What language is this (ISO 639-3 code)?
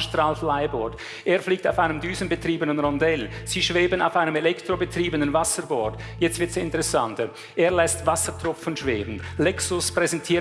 deu